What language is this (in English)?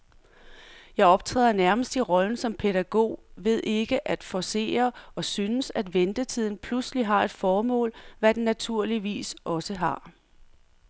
Danish